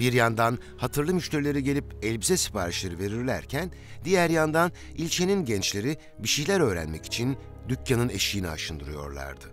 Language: Turkish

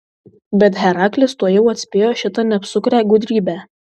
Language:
Lithuanian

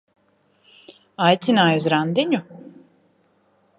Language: Latvian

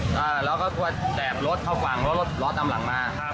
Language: Thai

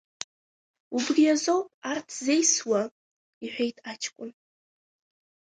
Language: Abkhazian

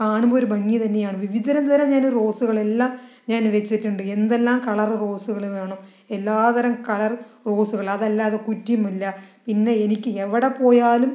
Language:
Malayalam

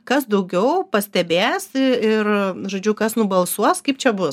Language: Lithuanian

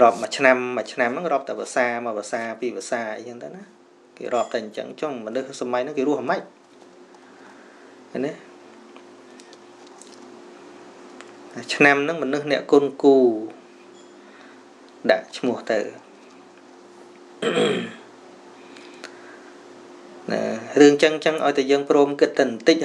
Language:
Vietnamese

